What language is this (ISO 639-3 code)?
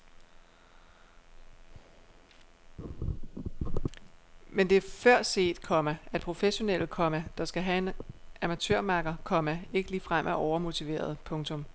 dan